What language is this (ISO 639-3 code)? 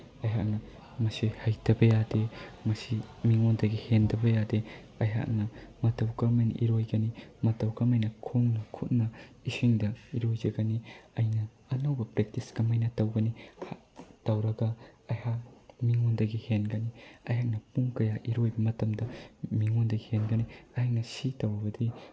mni